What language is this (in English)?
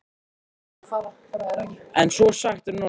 Icelandic